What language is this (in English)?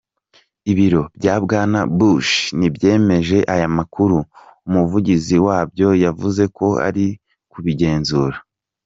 Kinyarwanda